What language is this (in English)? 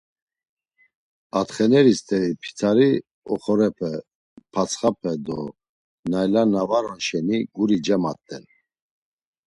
Laz